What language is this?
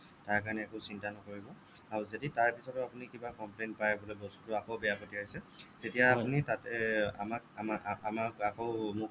Assamese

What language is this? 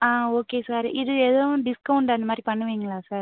Tamil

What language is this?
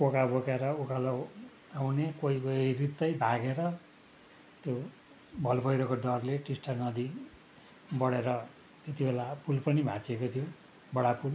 Nepali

